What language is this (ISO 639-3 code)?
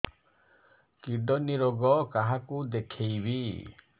ori